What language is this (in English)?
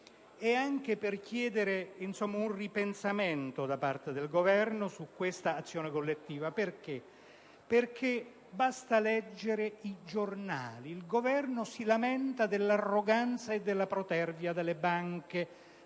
Italian